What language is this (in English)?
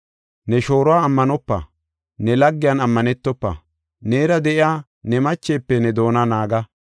Gofa